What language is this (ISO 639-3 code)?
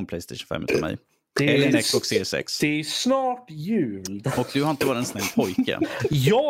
swe